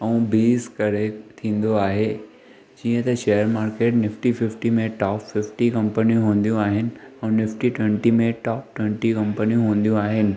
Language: Sindhi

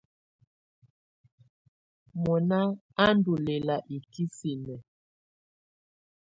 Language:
Tunen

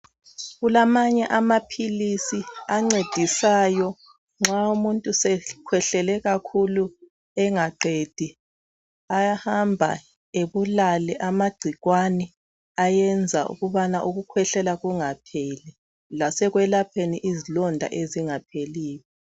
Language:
North Ndebele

